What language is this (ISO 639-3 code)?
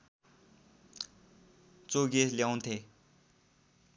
nep